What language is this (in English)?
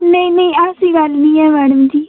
Dogri